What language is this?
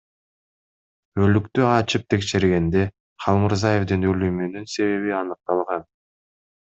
Kyrgyz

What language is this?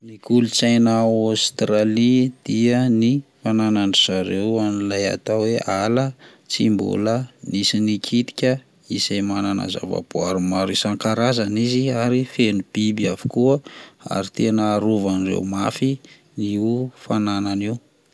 Malagasy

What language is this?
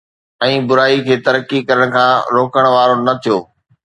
Sindhi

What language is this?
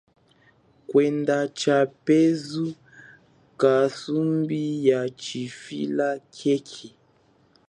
Chokwe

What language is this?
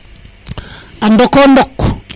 Serer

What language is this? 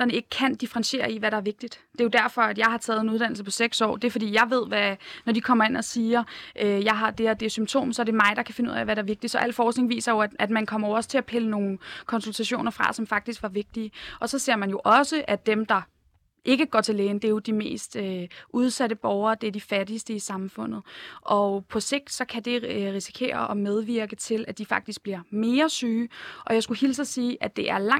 Danish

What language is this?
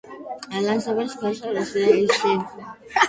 Georgian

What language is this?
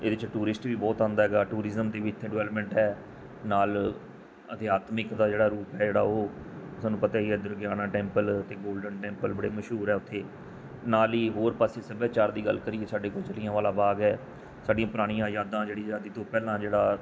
Punjabi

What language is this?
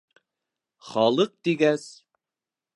Bashkir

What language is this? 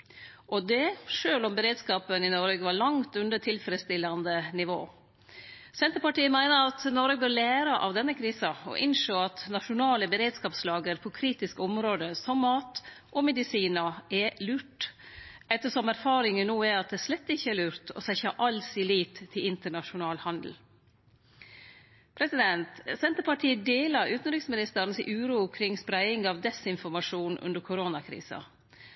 Norwegian Nynorsk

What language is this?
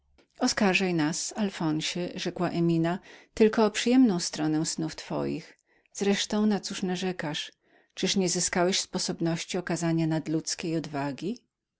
Polish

